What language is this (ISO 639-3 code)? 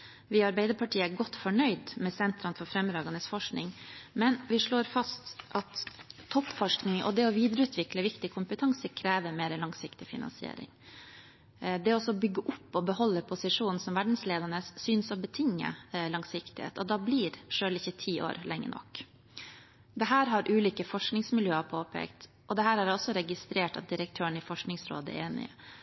nob